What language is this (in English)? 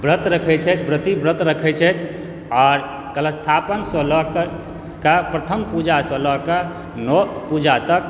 Maithili